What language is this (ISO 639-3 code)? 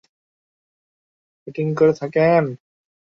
ben